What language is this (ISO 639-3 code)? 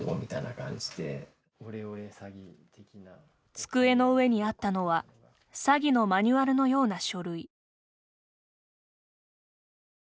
jpn